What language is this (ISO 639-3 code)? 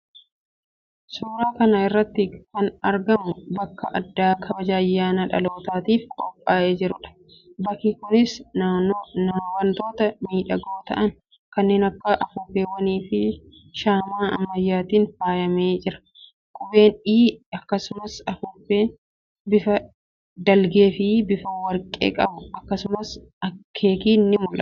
orm